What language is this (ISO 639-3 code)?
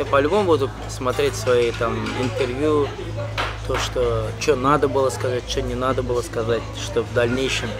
rus